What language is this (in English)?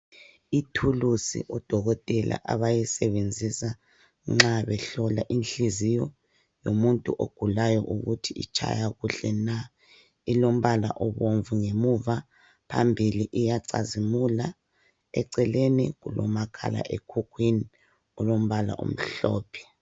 North Ndebele